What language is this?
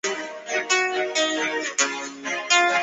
Chinese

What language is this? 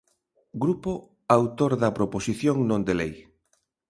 Galician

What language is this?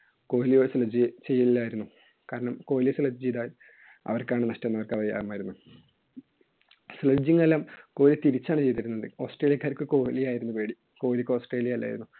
Malayalam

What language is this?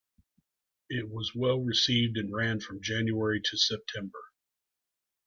English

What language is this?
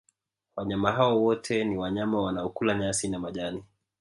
Swahili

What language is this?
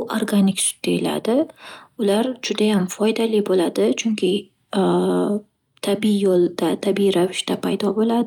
Uzbek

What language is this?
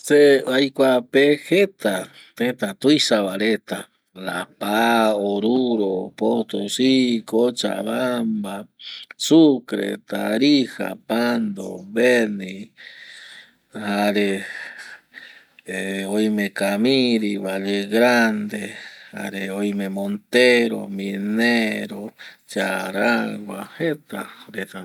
Eastern Bolivian Guaraní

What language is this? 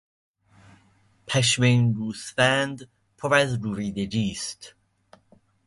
Persian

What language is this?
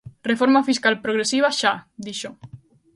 Galician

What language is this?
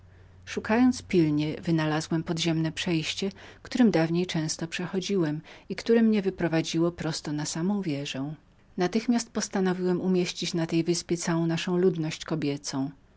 Polish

